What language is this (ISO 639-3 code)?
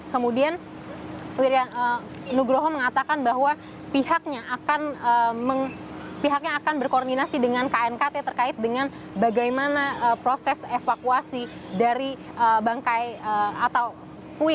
ind